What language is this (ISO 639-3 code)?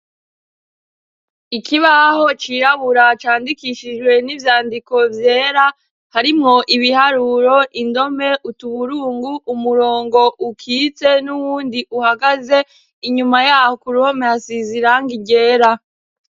run